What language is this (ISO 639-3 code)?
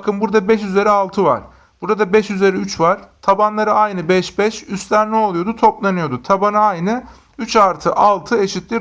tur